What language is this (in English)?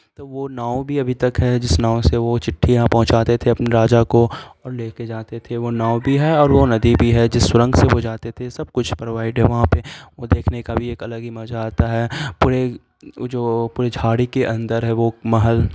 Urdu